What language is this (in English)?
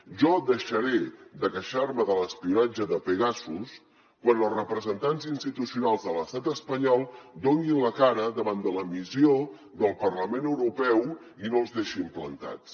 Catalan